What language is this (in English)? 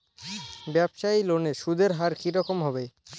Bangla